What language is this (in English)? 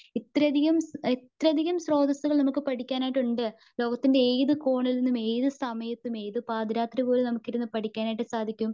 Malayalam